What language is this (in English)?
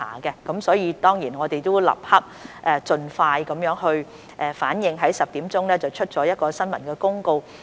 Cantonese